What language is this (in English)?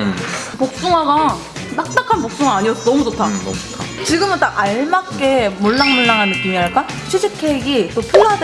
Korean